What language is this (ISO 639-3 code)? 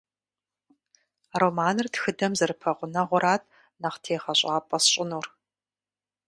kbd